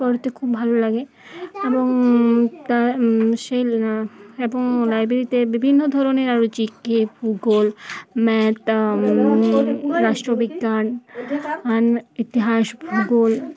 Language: Bangla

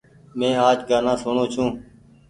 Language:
Goaria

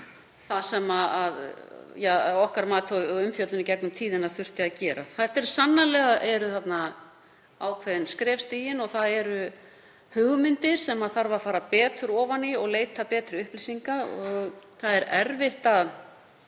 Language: Icelandic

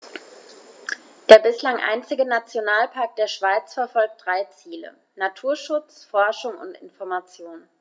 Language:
German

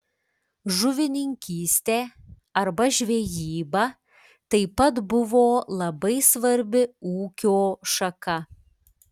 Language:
Lithuanian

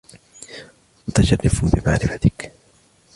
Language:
Arabic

